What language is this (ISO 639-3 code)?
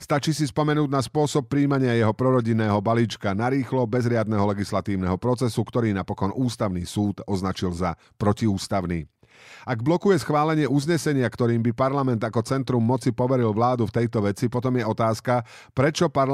slk